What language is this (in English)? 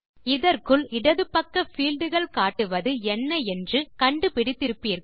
Tamil